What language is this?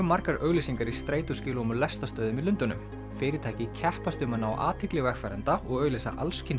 Icelandic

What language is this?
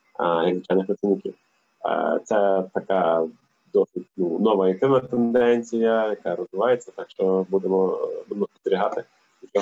Ukrainian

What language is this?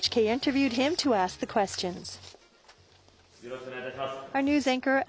Japanese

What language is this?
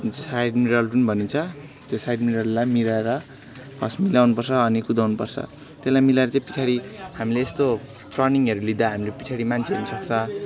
Nepali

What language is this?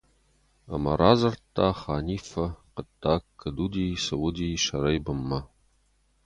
Ossetic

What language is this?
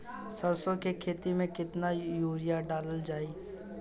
Bhojpuri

